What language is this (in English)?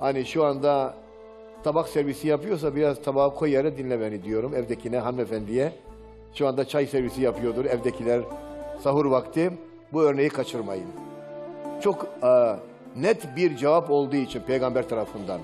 Turkish